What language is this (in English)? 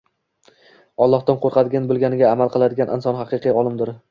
Uzbek